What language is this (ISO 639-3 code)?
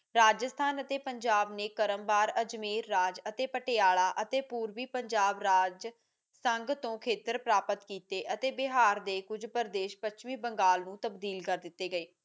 pan